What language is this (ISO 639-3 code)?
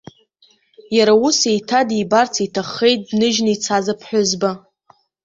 abk